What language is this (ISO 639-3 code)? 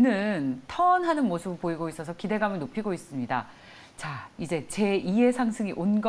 kor